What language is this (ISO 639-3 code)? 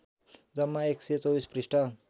nep